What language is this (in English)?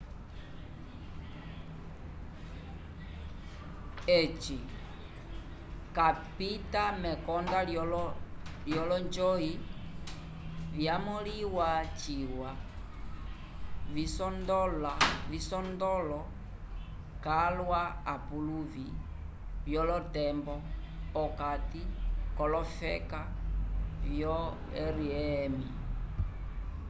Umbundu